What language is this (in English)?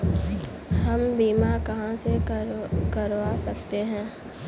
Hindi